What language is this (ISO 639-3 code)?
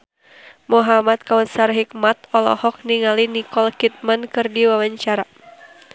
sun